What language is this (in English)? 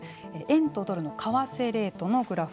Japanese